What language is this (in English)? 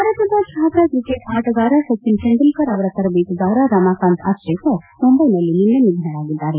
Kannada